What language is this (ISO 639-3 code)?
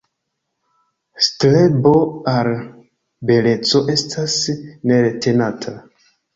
epo